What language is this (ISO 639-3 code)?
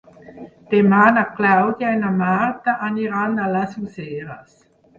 cat